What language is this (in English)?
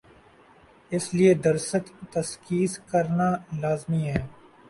Urdu